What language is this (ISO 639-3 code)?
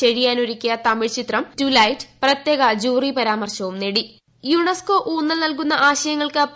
mal